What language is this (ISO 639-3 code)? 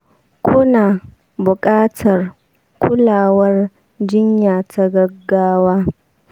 hau